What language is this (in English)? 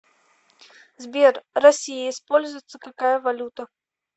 Russian